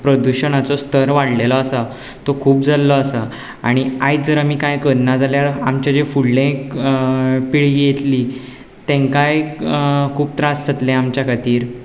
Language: Konkani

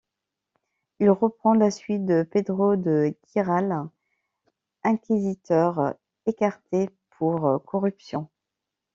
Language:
French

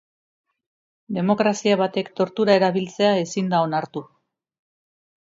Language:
Basque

